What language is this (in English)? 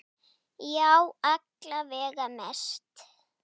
Icelandic